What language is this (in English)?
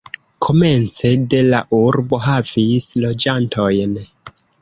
Esperanto